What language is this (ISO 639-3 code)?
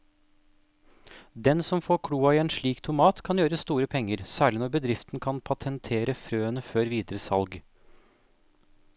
nor